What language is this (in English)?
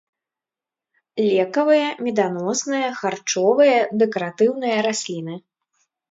Belarusian